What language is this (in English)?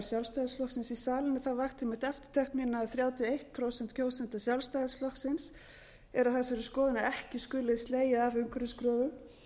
Icelandic